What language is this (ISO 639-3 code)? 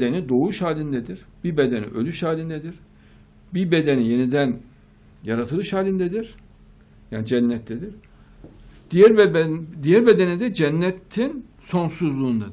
tur